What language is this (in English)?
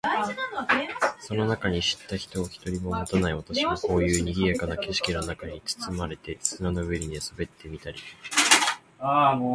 Japanese